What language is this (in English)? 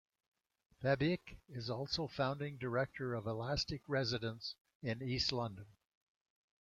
English